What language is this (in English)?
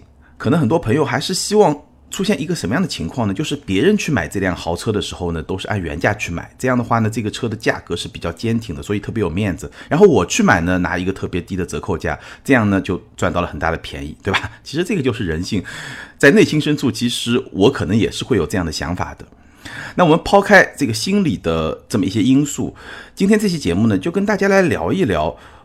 Chinese